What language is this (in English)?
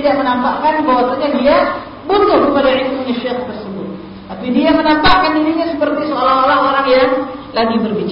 Malay